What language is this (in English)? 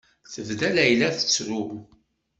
Kabyle